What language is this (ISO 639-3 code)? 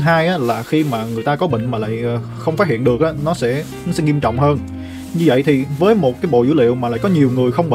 vie